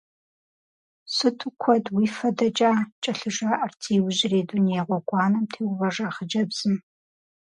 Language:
Kabardian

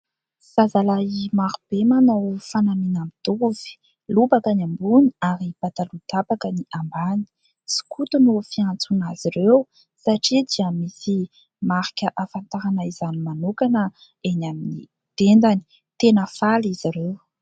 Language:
Malagasy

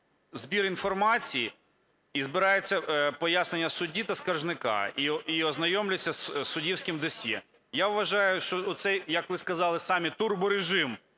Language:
Ukrainian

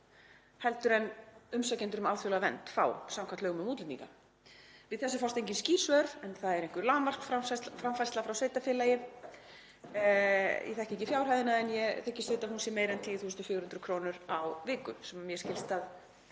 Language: Icelandic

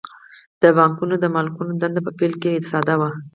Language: Pashto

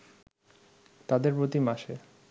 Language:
Bangla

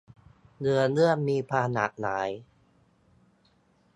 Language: Thai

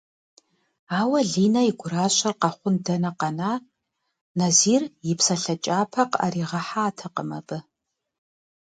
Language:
Kabardian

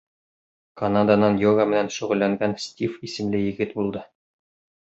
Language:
Bashkir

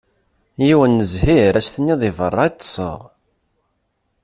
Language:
Kabyle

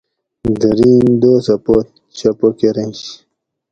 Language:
Gawri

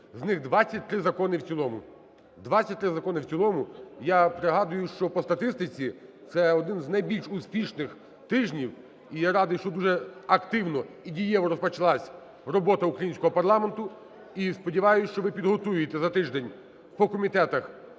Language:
Ukrainian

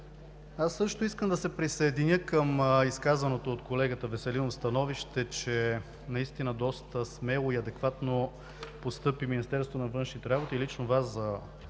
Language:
Bulgarian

